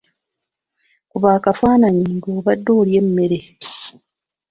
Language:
Ganda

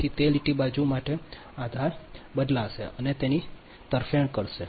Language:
Gujarati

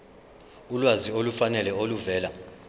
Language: Zulu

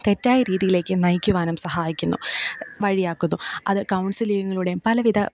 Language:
Malayalam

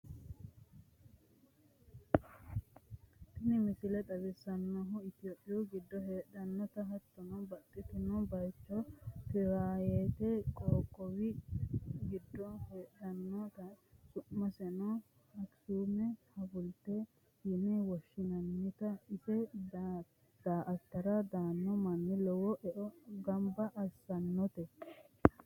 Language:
Sidamo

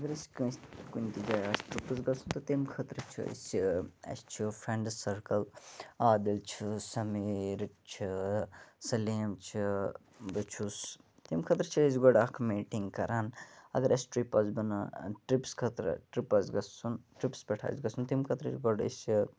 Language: Kashmiri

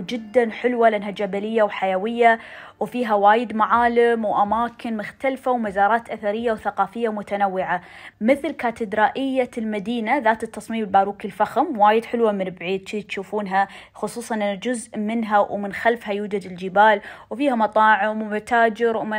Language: Arabic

